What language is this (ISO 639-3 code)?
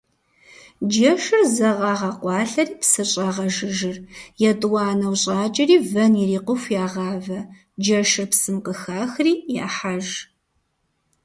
kbd